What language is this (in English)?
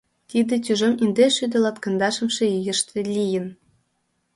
Mari